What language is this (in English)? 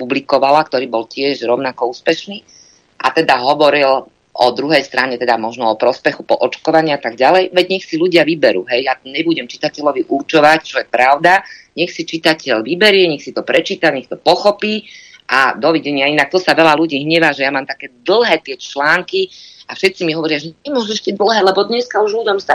Slovak